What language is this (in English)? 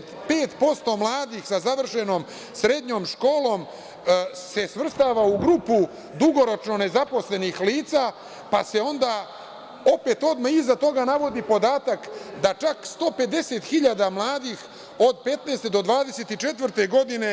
Serbian